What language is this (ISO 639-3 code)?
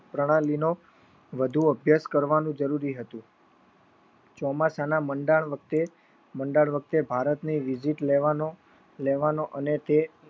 guj